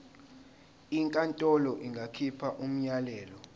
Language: Zulu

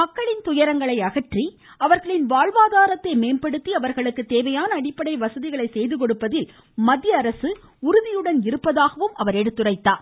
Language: Tamil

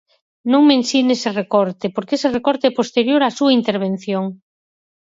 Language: Galician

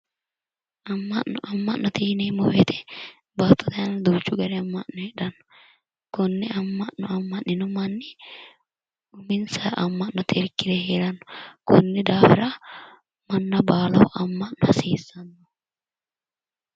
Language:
Sidamo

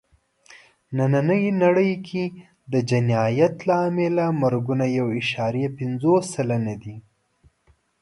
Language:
Pashto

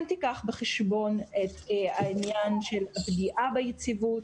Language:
Hebrew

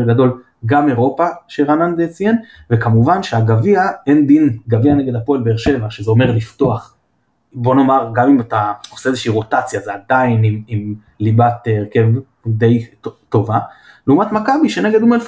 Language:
Hebrew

